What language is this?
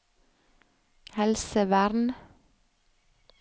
Norwegian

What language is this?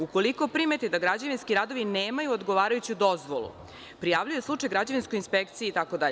Serbian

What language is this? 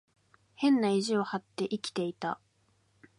Japanese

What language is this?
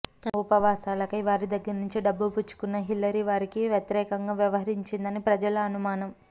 Telugu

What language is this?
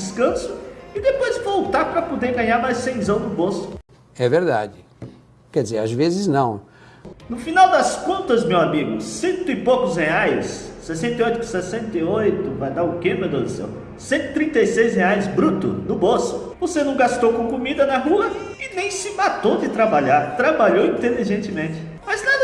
Portuguese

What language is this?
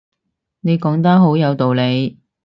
Cantonese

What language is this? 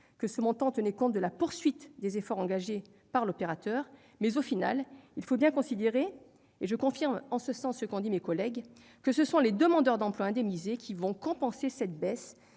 French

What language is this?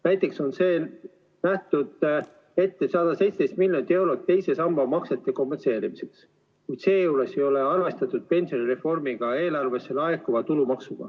Estonian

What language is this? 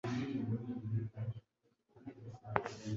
Kinyarwanda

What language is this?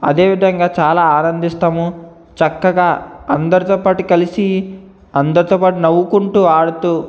Telugu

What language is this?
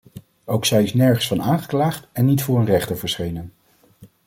Dutch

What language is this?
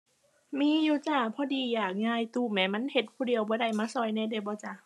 Thai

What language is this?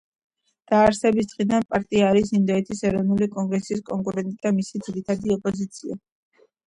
Georgian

